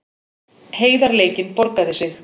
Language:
Icelandic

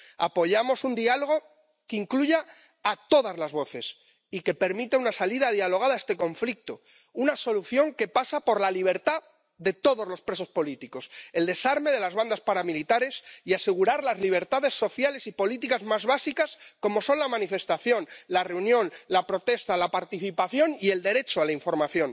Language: Spanish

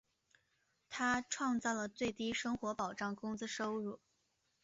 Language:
Chinese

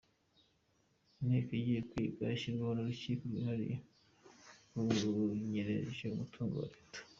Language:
Kinyarwanda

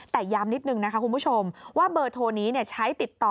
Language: Thai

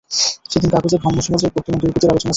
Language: Bangla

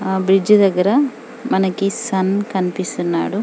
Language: Telugu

